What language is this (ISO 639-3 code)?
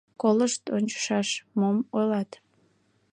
chm